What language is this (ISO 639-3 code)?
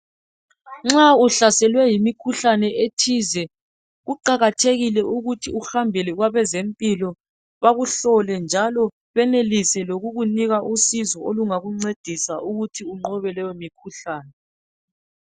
nde